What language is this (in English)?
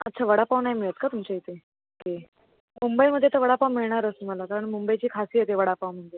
Marathi